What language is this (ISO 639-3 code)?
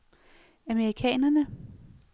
dan